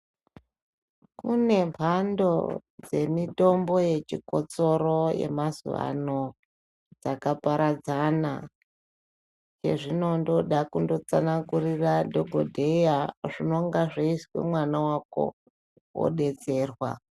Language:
Ndau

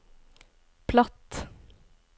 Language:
Norwegian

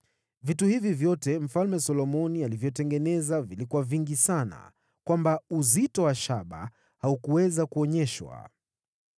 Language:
Swahili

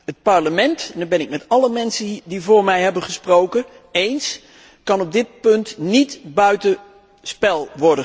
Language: Dutch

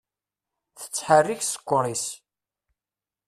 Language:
Kabyle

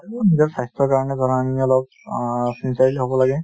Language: Assamese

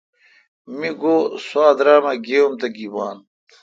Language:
Kalkoti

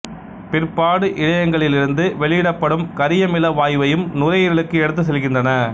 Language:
Tamil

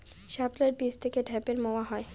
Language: Bangla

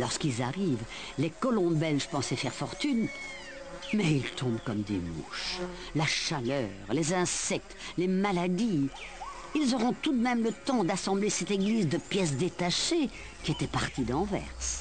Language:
French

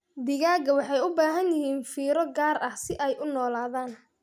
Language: Somali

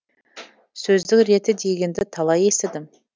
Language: Kazakh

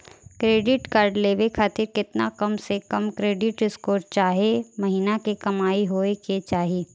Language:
Bhojpuri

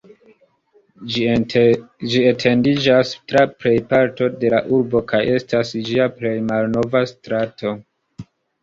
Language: Esperanto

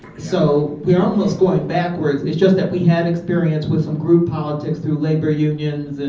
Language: English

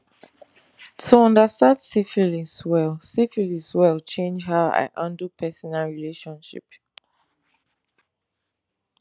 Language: Nigerian Pidgin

